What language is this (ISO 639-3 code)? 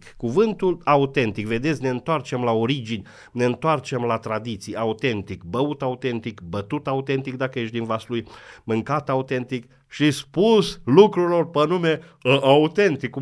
ron